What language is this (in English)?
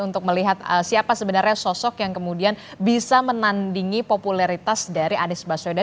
Indonesian